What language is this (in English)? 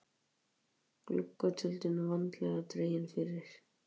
Icelandic